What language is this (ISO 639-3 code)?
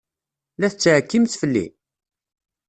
kab